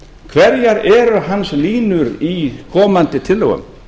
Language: Icelandic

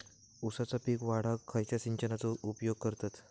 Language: Marathi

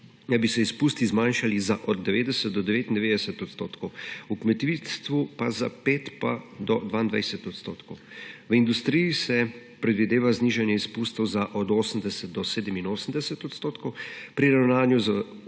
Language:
Slovenian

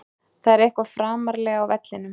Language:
Icelandic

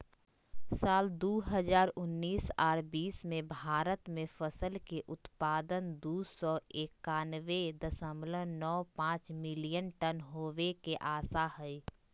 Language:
Magahi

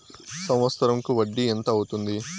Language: Telugu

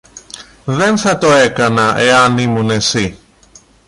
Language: Greek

